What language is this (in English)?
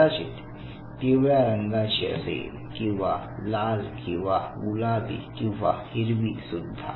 Marathi